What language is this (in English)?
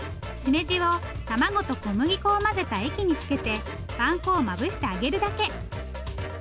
Japanese